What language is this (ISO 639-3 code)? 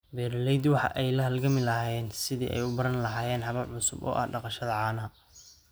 som